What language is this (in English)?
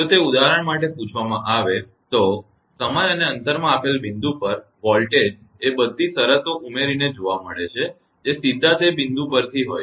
Gujarati